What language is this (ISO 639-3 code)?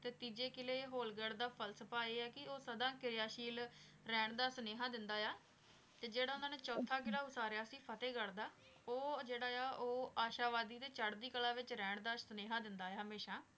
pan